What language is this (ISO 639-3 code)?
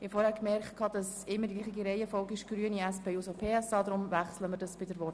gsw